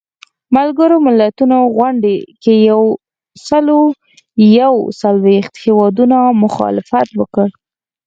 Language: Pashto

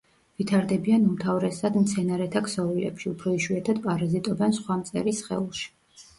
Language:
Georgian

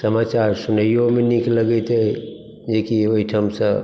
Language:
Maithili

